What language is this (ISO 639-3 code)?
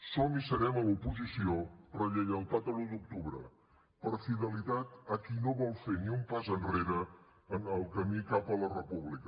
cat